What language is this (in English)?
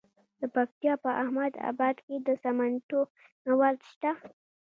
Pashto